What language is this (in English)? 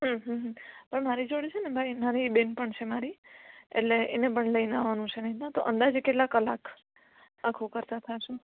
Gujarati